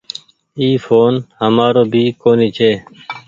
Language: Goaria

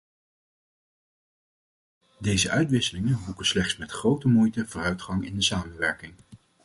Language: Dutch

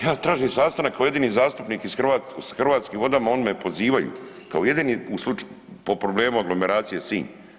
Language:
Croatian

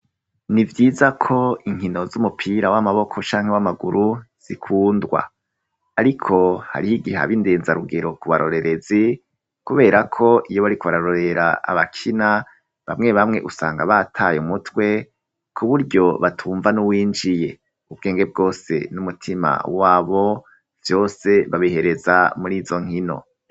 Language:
Rundi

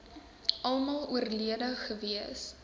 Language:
Afrikaans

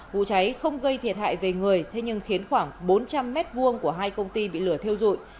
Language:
Vietnamese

